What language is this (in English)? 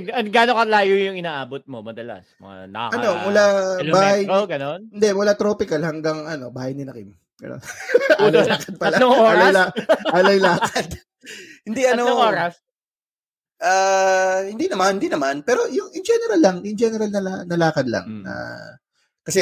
Filipino